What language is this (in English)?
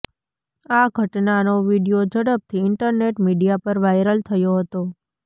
Gujarati